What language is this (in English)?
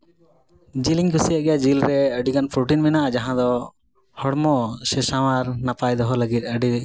Santali